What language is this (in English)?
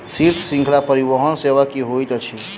Maithili